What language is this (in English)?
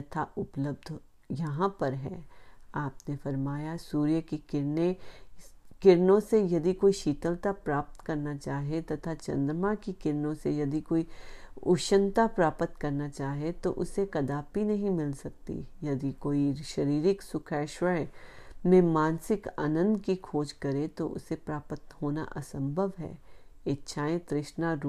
Hindi